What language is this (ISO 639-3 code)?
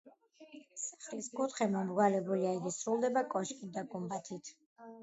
kat